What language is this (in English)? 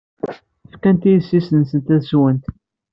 Kabyle